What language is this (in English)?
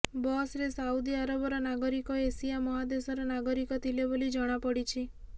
Odia